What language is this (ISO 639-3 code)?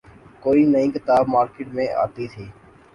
urd